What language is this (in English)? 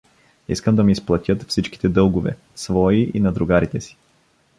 Bulgarian